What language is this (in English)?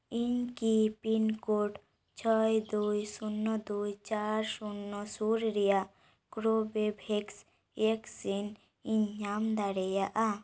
Santali